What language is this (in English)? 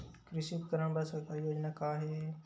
Chhattisgarhi